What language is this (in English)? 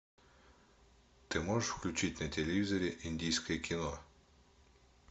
Russian